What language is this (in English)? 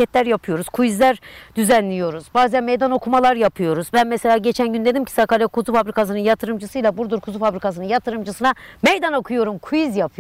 Turkish